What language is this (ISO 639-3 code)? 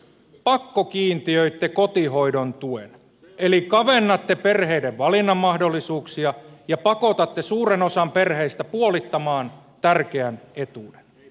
fin